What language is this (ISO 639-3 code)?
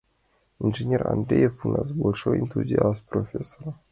chm